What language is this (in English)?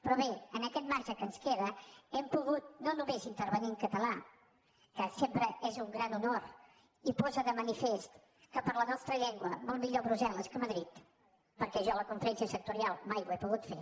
Catalan